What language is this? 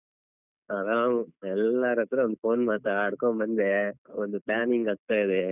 Kannada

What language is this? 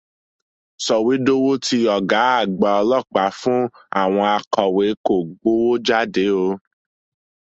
Yoruba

